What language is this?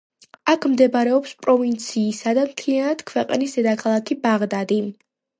Georgian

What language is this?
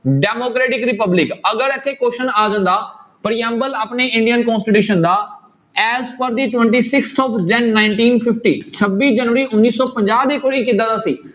Punjabi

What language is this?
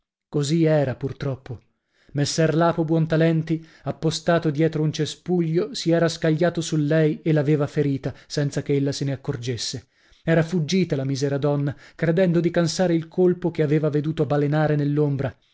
Italian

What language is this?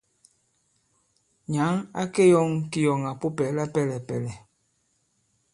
Bankon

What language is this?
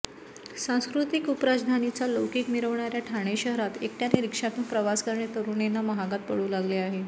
Marathi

